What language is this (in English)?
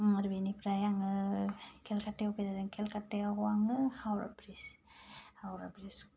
Bodo